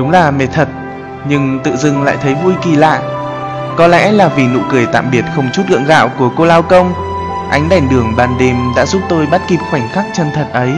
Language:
Vietnamese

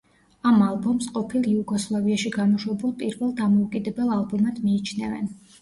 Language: Georgian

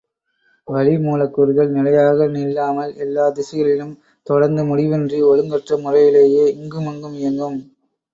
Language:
Tamil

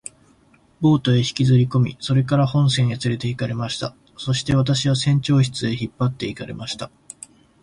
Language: Japanese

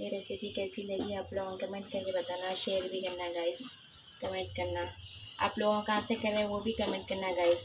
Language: Hindi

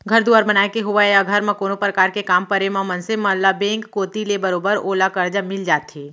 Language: Chhattisgarhi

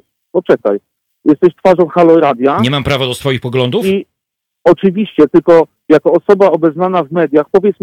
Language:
Polish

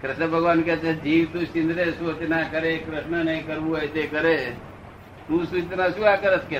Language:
Gujarati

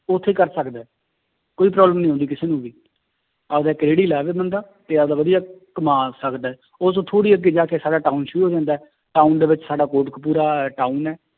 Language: Punjabi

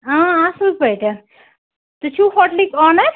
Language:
Kashmiri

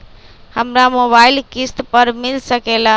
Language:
Magahi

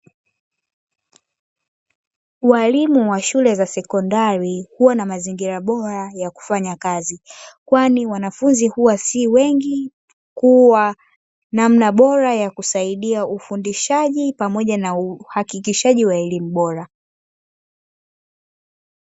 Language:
Swahili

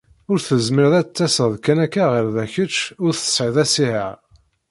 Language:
Kabyle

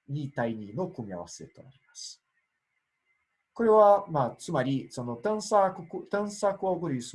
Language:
Japanese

